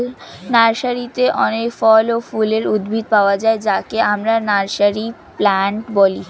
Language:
Bangla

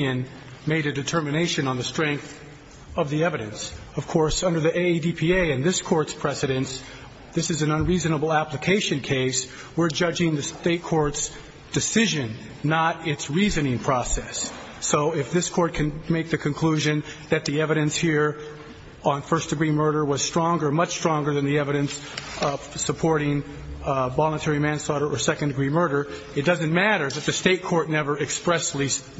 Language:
English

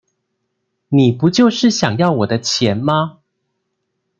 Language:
Chinese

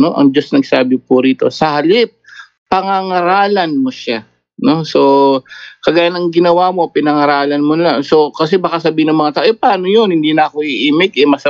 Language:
Filipino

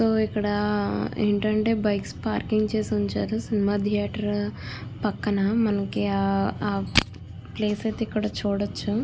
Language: Telugu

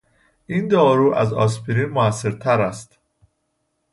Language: Persian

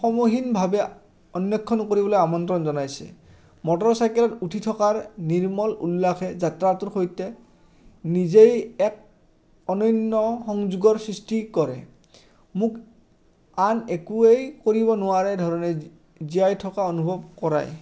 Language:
Assamese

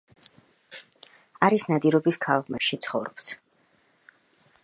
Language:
Georgian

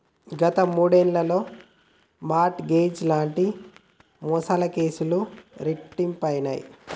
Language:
Telugu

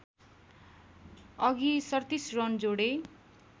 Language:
Nepali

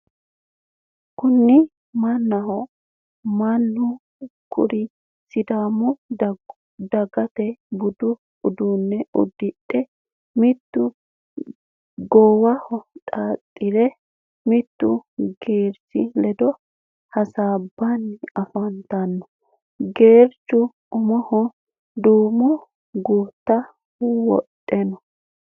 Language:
Sidamo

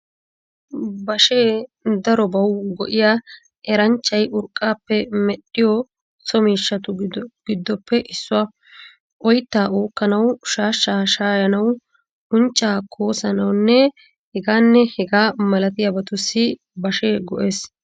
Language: Wolaytta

